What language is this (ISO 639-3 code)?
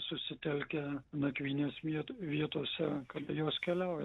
lit